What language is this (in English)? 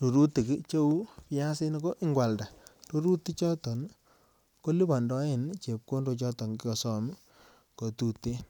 Kalenjin